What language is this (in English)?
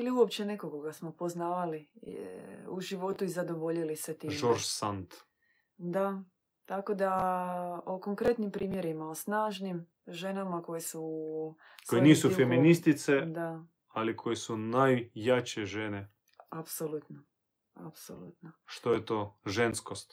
Croatian